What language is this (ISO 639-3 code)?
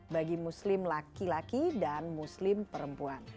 ind